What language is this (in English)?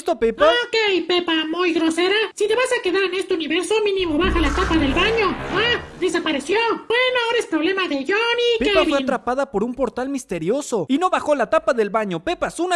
Spanish